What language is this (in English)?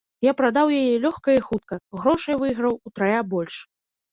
Belarusian